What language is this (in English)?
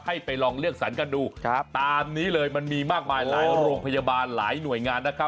Thai